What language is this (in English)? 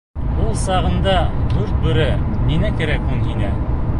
Bashkir